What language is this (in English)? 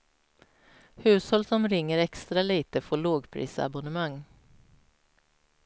Swedish